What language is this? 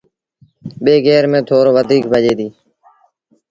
Sindhi Bhil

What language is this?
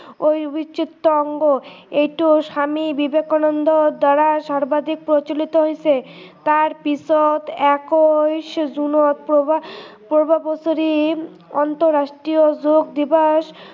Assamese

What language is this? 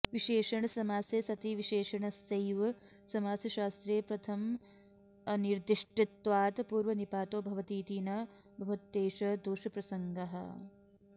Sanskrit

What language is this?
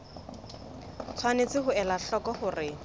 Southern Sotho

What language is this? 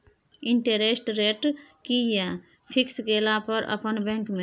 Maithili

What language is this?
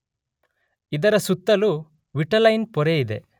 Kannada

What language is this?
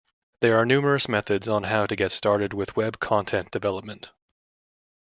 English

